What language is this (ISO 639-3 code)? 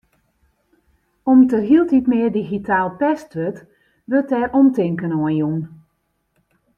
fry